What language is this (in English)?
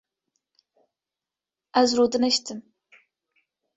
Kurdish